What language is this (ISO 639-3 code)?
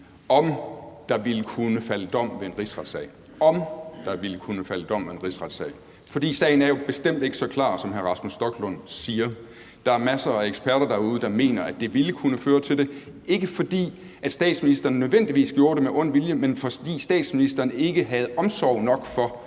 dan